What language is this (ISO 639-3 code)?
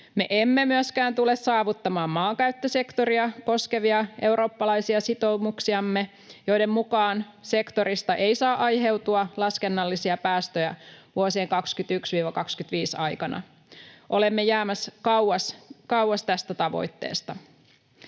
fin